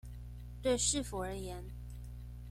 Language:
Chinese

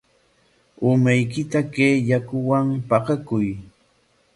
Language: Corongo Ancash Quechua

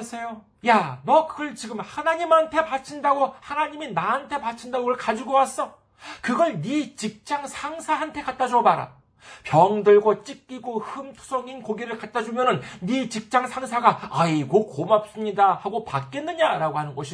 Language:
Korean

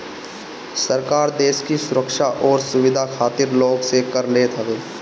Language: Bhojpuri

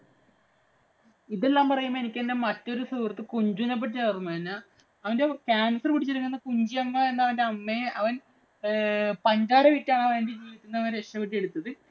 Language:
Malayalam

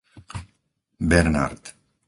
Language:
Slovak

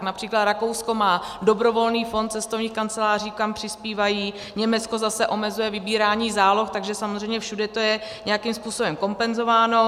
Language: Czech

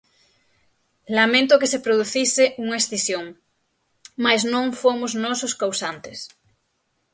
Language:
Galician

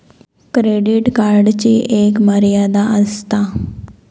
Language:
Marathi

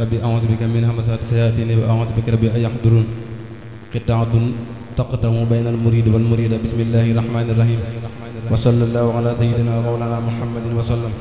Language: Arabic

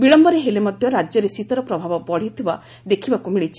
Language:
Odia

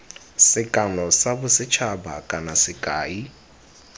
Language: Tswana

